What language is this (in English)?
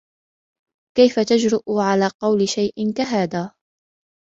Arabic